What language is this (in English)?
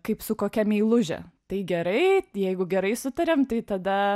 Lithuanian